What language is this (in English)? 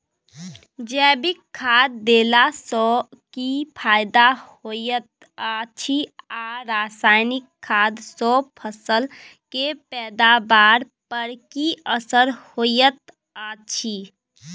Maithili